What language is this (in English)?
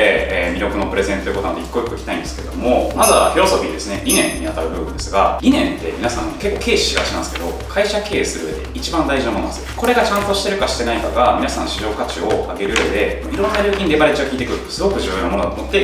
Japanese